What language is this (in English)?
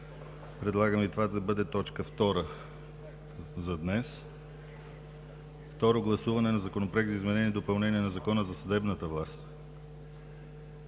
Bulgarian